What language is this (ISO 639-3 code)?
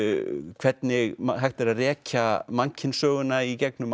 isl